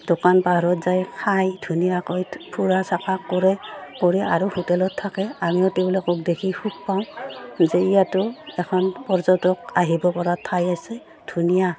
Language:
Assamese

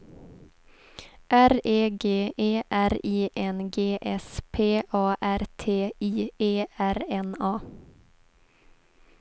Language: Swedish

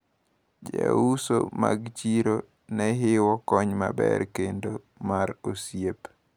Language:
Luo (Kenya and Tanzania)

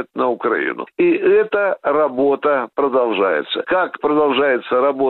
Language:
Russian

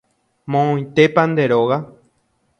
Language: Guarani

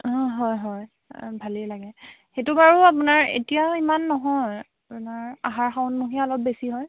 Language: Assamese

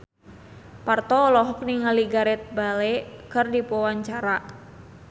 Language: Sundanese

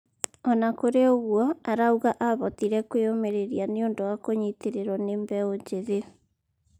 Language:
Kikuyu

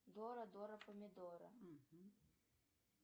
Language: Russian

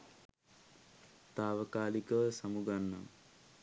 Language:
Sinhala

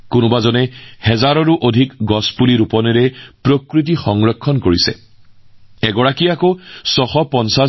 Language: Assamese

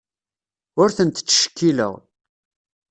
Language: Kabyle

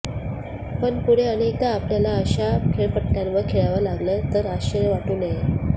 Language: Marathi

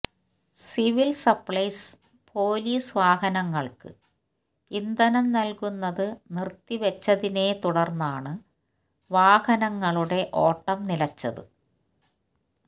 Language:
Malayalam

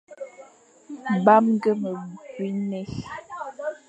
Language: Fang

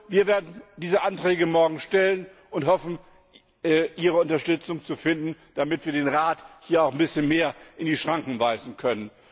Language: German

